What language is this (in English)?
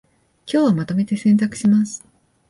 Japanese